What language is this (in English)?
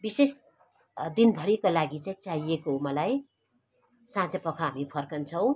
Nepali